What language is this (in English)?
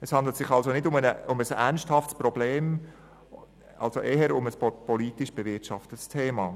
Swiss German